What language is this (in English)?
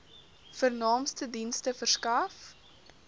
Afrikaans